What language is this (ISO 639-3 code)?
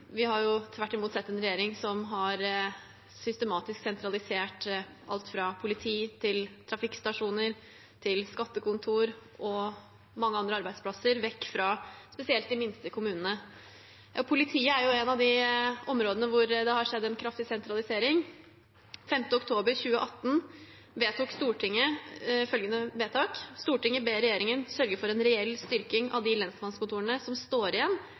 nob